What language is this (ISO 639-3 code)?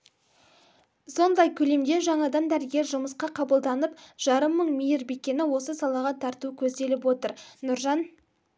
kaz